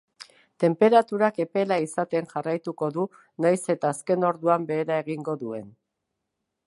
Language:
Basque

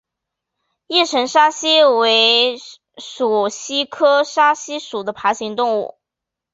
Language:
Chinese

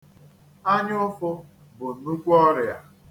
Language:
Igbo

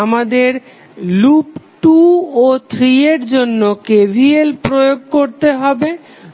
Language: Bangla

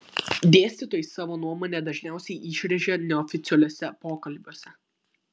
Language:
Lithuanian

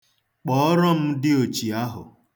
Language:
Igbo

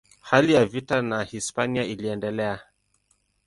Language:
Swahili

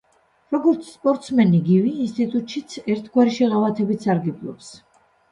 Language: Georgian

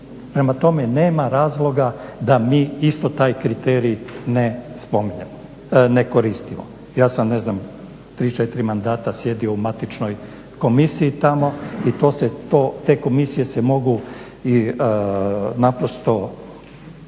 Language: Croatian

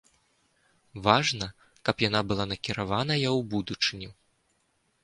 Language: Belarusian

